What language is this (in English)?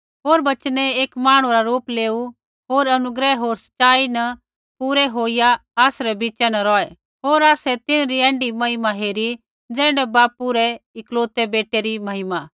Kullu Pahari